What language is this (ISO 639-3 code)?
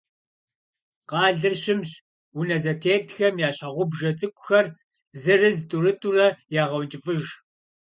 kbd